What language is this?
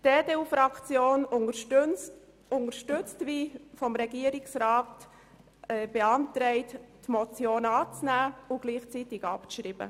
Swiss German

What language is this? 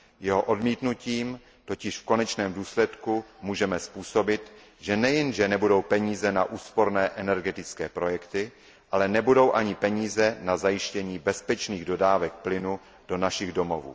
Czech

